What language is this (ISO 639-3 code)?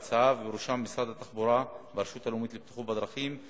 heb